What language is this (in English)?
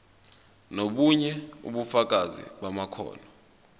Zulu